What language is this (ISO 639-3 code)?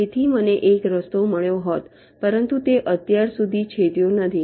guj